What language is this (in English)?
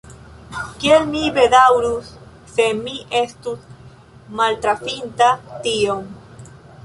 Esperanto